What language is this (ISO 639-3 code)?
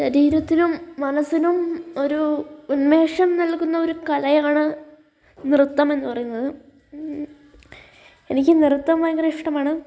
mal